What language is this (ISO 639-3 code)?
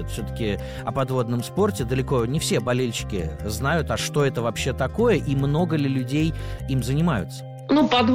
rus